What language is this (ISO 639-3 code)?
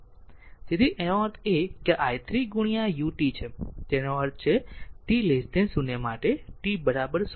guj